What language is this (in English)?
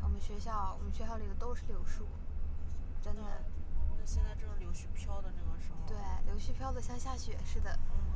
Chinese